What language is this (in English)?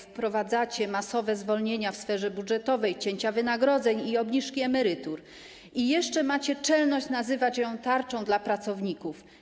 Polish